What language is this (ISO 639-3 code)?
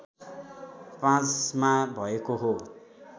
nep